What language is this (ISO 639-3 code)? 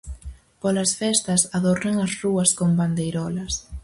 glg